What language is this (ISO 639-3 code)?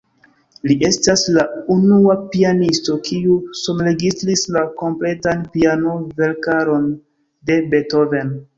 epo